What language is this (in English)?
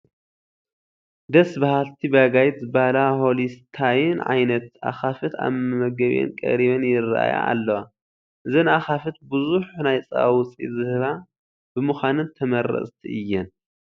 Tigrinya